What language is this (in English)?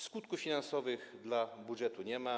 Polish